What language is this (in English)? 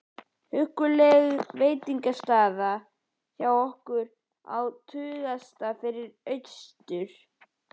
Icelandic